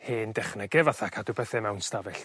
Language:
Welsh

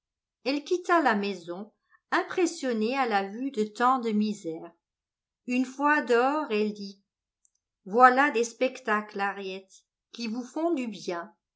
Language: French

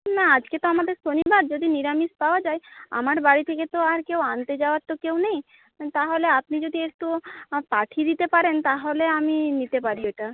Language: Bangla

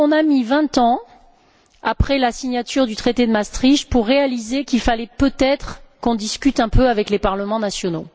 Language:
French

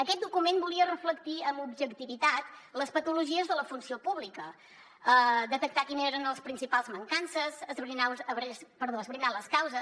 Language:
Catalan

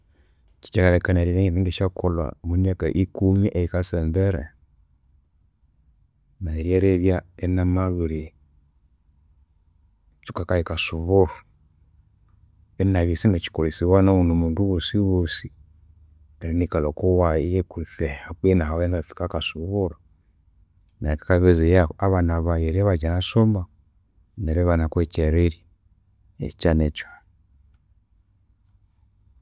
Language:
Konzo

